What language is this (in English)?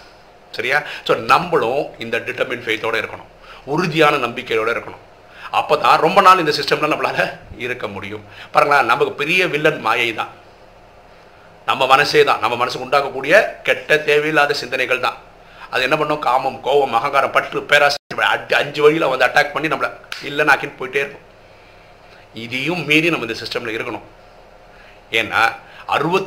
Tamil